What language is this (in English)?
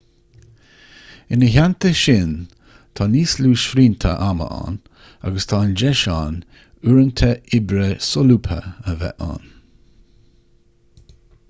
Irish